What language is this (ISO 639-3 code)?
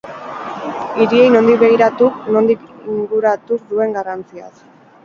eus